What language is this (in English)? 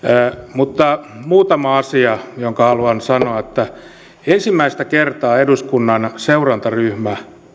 Finnish